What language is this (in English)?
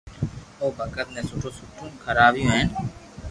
Loarki